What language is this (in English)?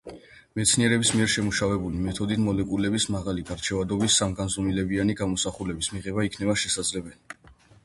Georgian